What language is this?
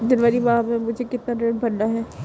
Hindi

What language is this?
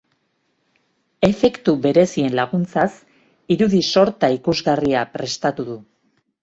Basque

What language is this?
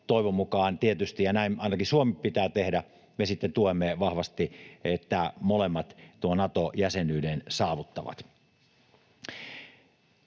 Finnish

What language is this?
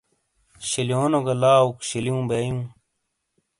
Shina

